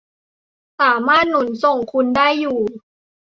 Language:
Thai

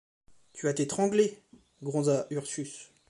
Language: French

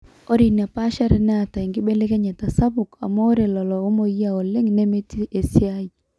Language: Masai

